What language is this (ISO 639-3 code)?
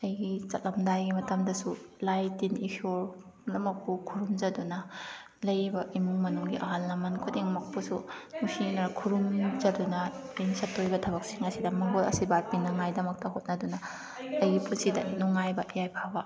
mni